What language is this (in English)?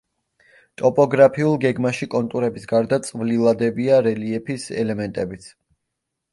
Georgian